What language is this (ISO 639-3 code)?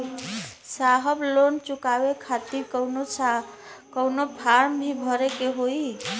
bho